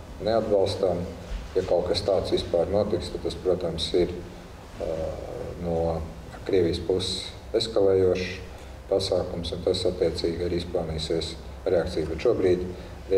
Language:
Latvian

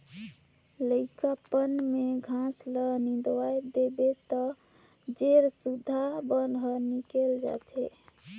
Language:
Chhattisgarhi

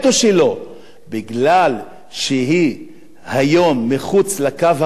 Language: Hebrew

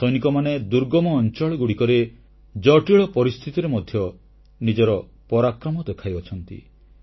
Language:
Odia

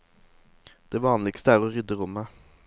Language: Norwegian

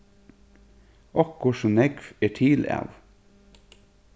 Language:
Faroese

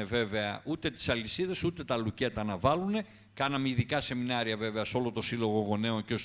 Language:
Greek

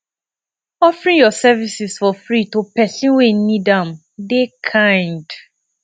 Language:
Nigerian Pidgin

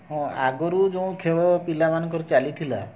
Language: Odia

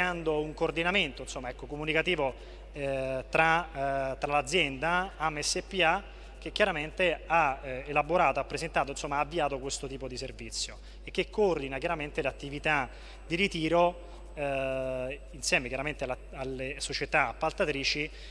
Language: Italian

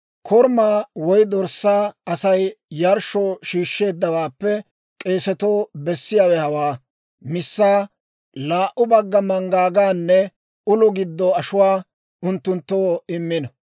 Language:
Dawro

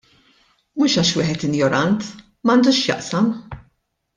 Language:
Maltese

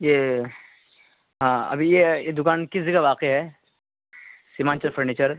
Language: Urdu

